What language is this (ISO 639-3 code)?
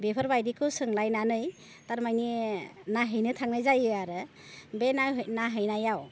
brx